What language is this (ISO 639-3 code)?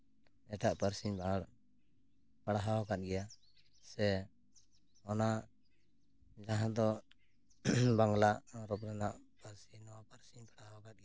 sat